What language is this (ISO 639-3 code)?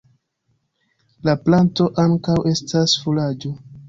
epo